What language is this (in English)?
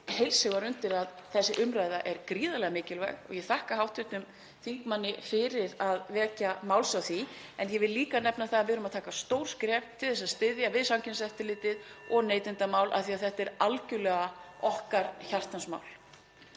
Icelandic